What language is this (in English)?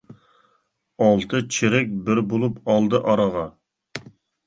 Uyghur